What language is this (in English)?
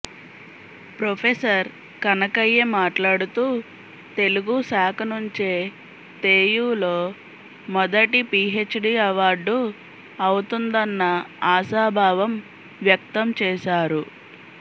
Telugu